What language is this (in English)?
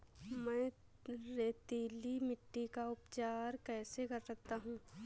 Hindi